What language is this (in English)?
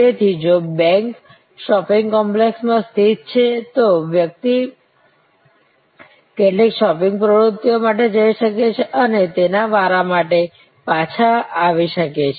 Gujarati